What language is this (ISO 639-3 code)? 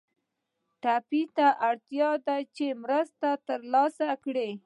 pus